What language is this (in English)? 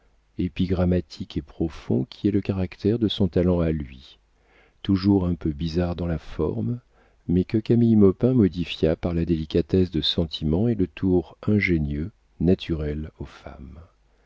French